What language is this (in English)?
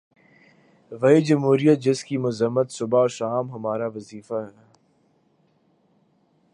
Urdu